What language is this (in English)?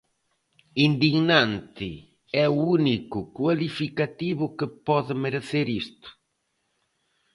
Galician